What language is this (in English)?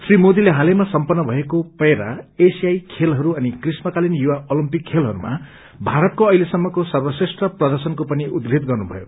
Nepali